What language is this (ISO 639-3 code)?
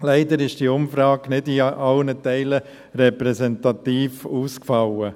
gsw